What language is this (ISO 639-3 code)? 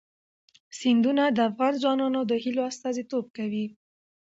pus